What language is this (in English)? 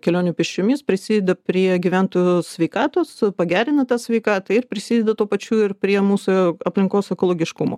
Lithuanian